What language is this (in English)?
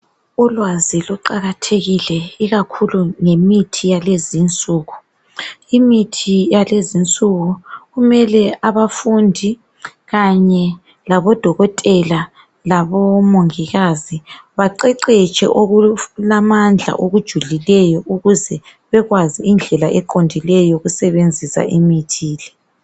North Ndebele